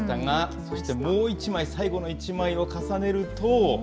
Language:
Japanese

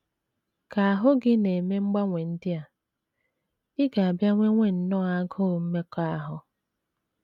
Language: Igbo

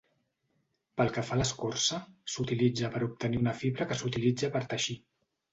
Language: Catalan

